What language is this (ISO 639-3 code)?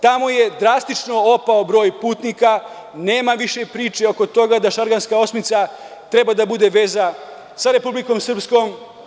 srp